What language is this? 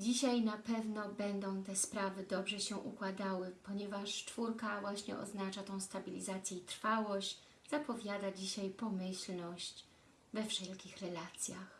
Polish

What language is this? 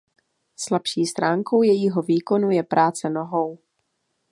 Czech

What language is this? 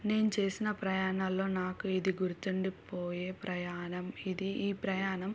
Telugu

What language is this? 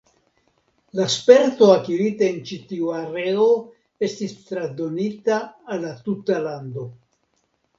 Esperanto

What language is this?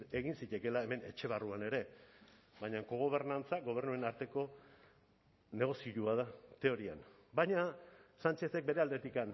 Basque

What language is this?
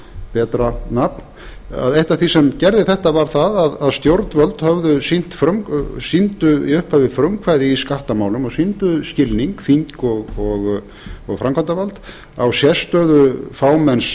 Icelandic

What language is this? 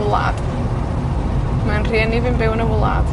Welsh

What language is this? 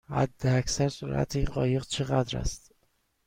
Persian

